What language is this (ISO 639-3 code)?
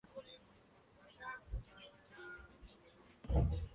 spa